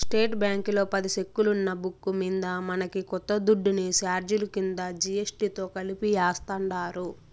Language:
Telugu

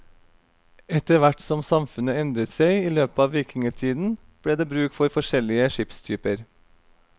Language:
Norwegian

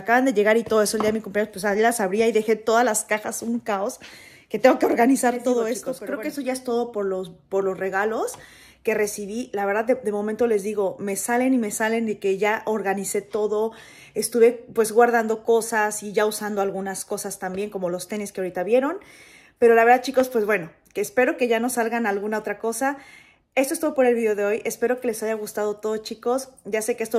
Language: Spanish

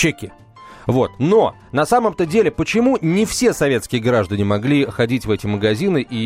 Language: Russian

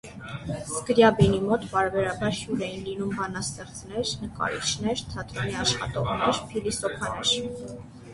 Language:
Armenian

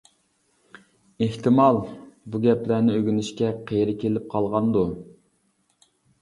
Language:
Uyghur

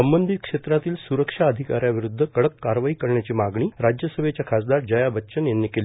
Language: Marathi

